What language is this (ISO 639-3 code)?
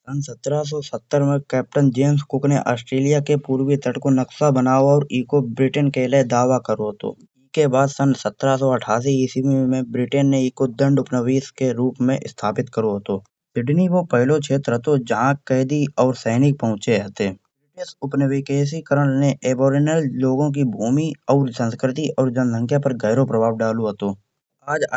bjj